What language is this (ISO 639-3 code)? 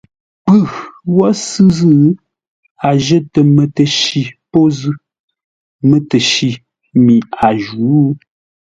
nla